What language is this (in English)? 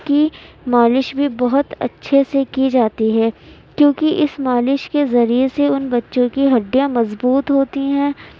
Urdu